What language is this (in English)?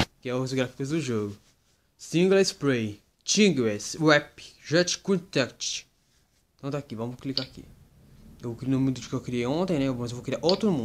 Portuguese